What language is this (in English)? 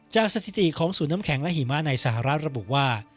Thai